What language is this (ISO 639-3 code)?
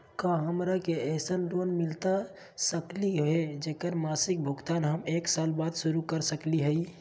mag